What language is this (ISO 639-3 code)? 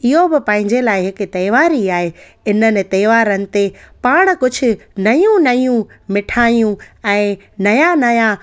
snd